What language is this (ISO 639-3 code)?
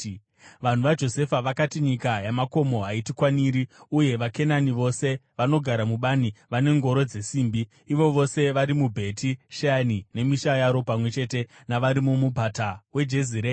sna